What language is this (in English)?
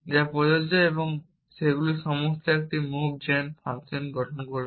Bangla